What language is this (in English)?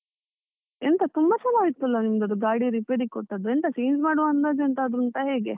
Kannada